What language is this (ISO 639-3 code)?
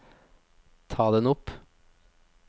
nor